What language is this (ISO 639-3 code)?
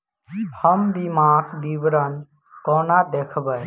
mai